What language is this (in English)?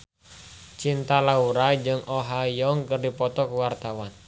Sundanese